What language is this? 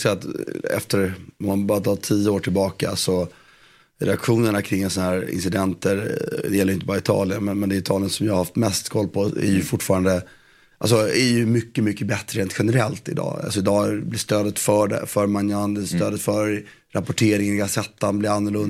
Swedish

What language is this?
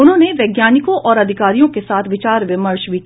Hindi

